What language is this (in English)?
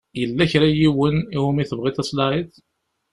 Kabyle